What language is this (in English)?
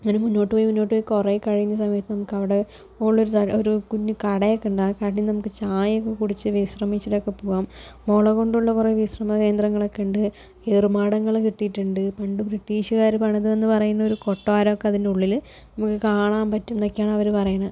Malayalam